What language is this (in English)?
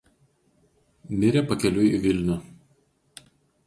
Lithuanian